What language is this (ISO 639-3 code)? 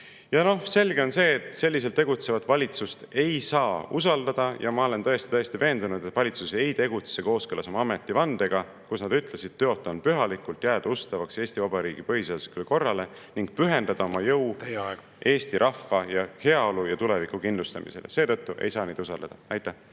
est